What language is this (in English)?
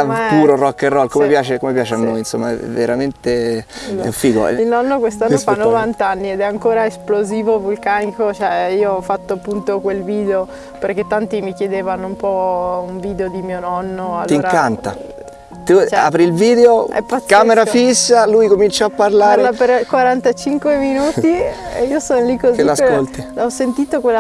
Italian